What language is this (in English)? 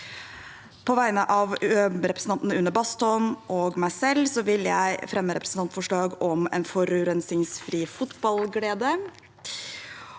Norwegian